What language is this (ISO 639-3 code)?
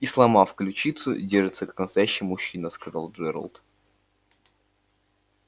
rus